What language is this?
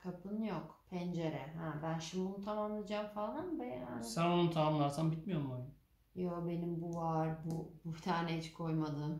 Turkish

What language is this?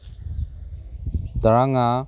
Manipuri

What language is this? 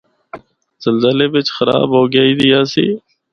Northern Hindko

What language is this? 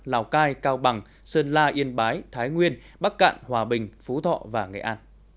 Vietnamese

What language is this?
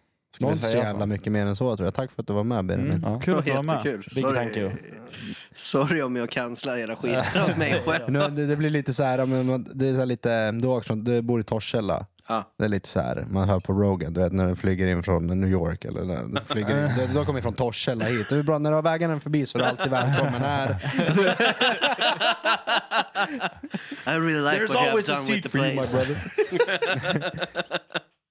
Swedish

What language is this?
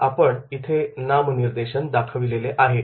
Marathi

